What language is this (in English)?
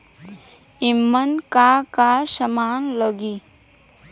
Bhojpuri